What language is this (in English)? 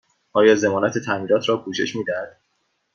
Persian